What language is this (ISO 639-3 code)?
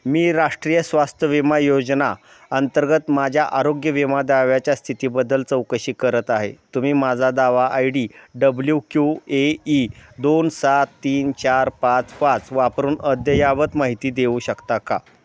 mar